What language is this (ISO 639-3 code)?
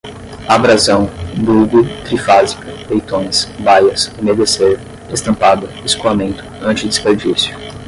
por